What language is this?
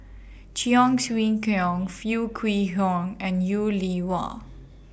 English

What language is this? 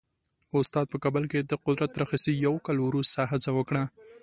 Pashto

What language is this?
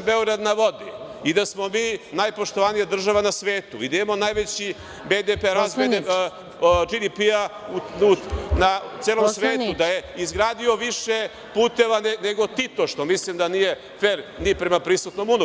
Serbian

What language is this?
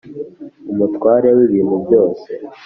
Kinyarwanda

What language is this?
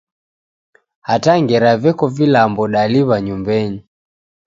Taita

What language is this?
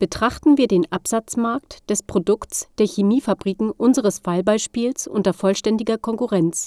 German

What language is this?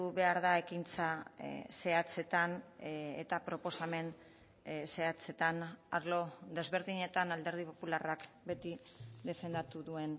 Basque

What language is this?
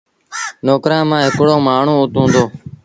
Sindhi Bhil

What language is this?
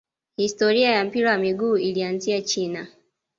Swahili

